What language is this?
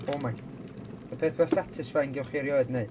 Welsh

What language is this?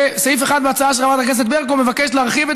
Hebrew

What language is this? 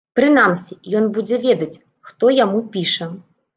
Belarusian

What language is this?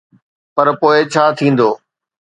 Sindhi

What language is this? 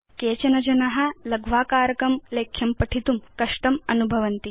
Sanskrit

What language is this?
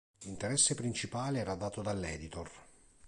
Italian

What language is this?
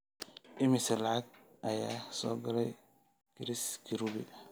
Somali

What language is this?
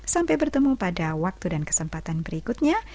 Indonesian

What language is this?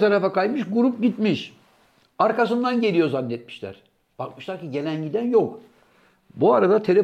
Turkish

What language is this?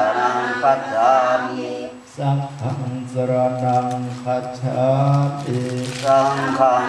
Thai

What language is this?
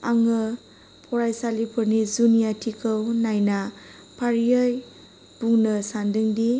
Bodo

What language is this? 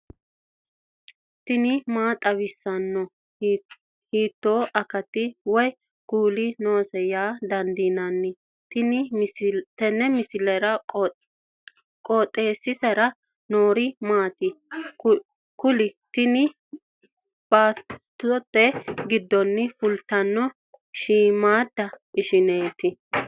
Sidamo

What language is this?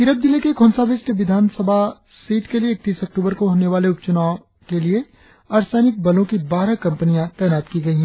Hindi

